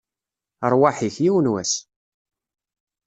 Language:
Kabyle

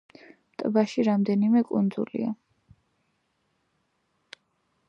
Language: Georgian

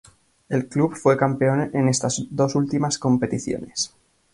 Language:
Spanish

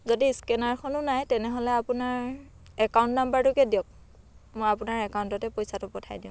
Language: Assamese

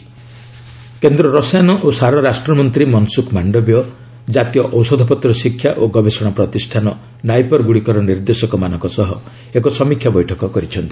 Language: Odia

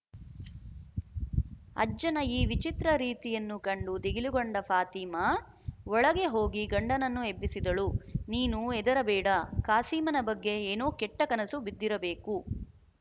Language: Kannada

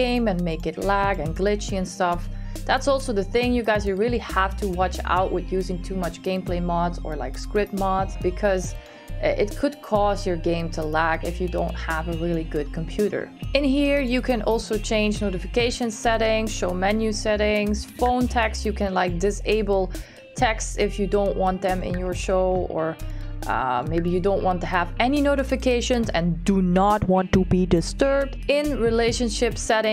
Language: English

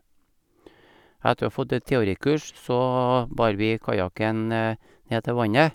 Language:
Norwegian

